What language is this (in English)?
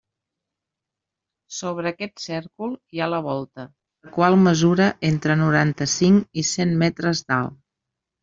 Catalan